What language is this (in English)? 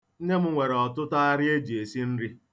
Igbo